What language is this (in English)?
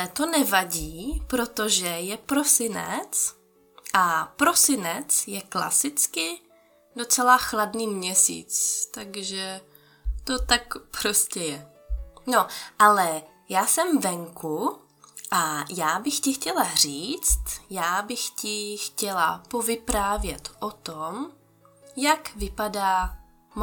Czech